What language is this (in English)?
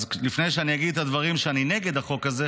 Hebrew